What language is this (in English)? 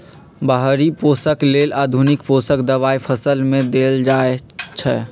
Magahi